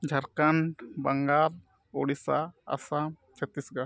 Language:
Santali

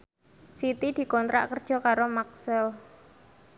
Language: Javanese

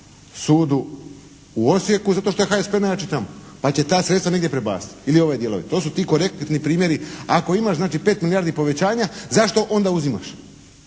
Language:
Croatian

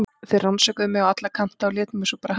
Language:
Icelandic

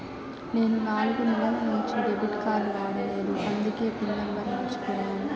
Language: Telugu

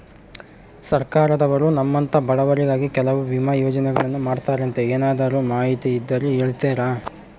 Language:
Kannada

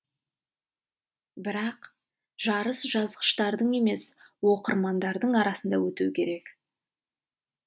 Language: Kazakh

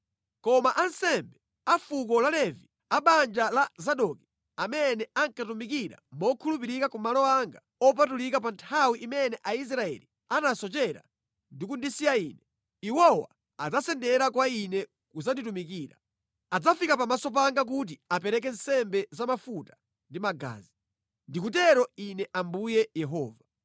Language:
Nyanja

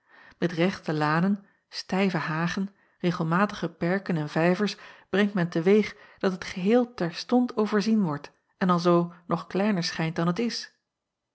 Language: Dutch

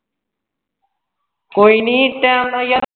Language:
Punjabi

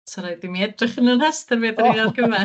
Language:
Welsh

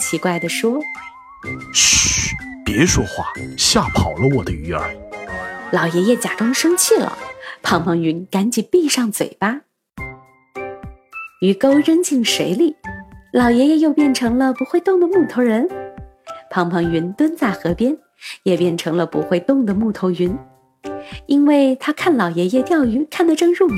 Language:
Chinese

